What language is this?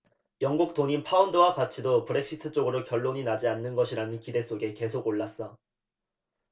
Korean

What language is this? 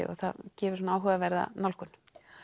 Icelandic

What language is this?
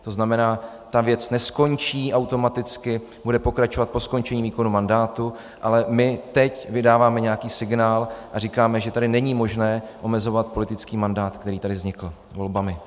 Czech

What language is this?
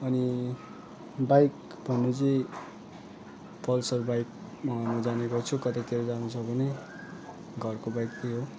Nepali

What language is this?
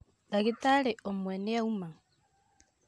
Kikuyu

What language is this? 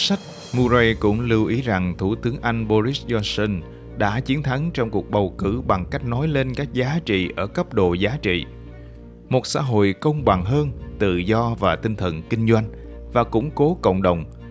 Vietnamese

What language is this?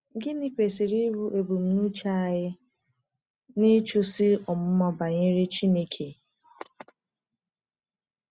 Igbo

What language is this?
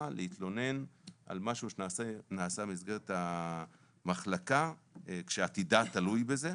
Hebrew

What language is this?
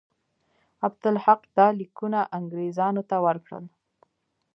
Pashto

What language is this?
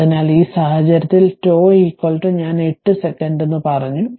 Malayalam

